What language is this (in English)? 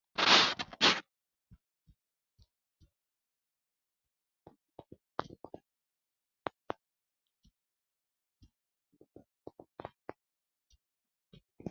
Sidamo